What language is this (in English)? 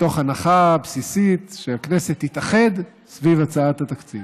Hebrew